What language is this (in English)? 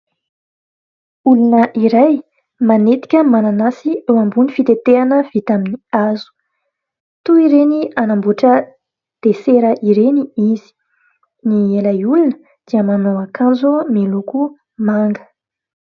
Malagasy